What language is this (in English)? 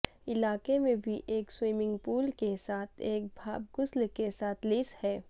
Urdu